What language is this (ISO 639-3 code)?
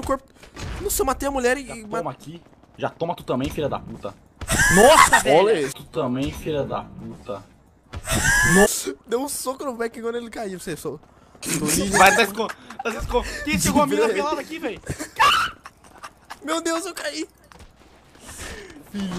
por